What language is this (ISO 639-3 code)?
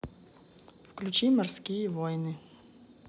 rus